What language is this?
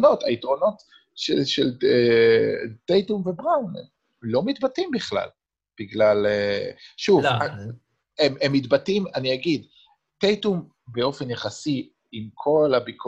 Hebrew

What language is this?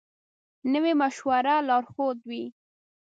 Pashto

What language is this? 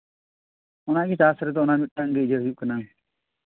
Santali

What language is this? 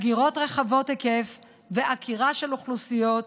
Hebrew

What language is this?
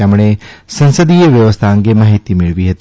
Gujarati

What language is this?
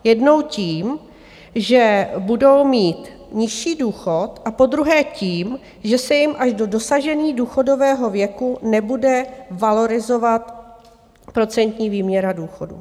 Czech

